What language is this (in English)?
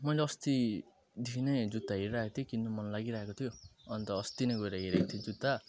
Nepali